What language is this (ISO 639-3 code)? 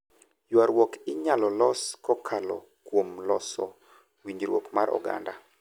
luo